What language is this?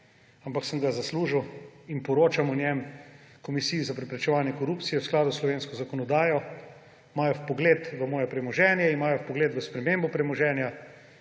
Slovenian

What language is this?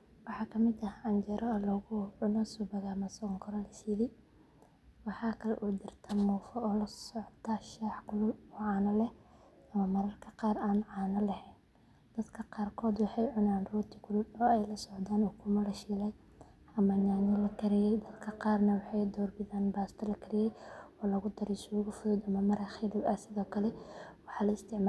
Somali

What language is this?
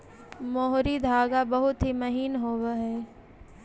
Magahi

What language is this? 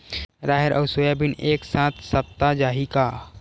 Chhattisgarhi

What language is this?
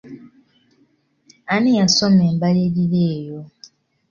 Ganda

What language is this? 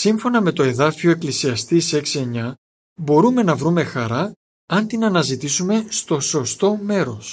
Greek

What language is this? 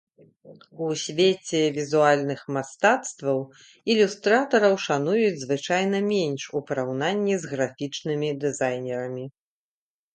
Belarusian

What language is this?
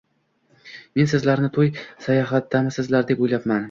Uzbek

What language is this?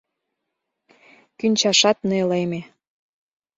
Mari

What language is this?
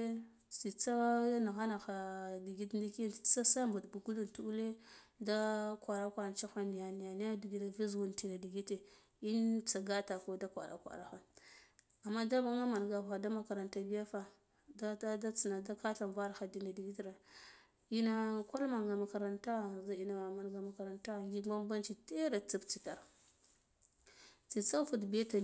Guduf-Gava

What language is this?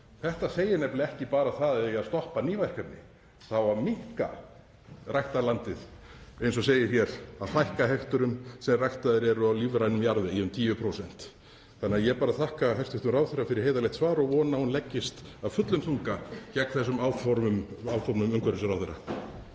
Icelandic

